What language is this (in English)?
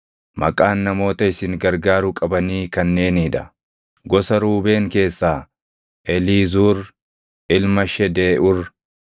Oromo